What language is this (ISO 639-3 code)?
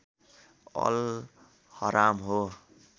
nep